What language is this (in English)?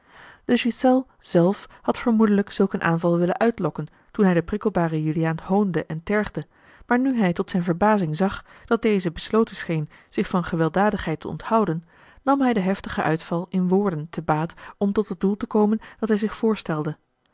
Dutch